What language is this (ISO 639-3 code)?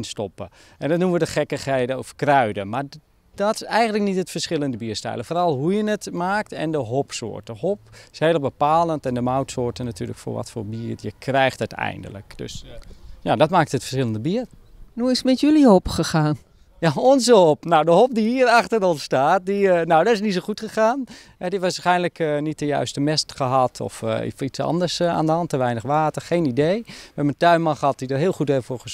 nld